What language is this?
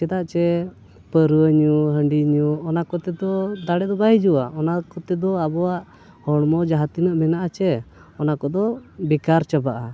Santali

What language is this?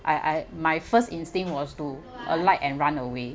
English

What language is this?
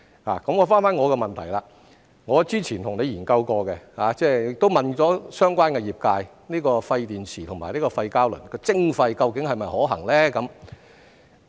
Cantonese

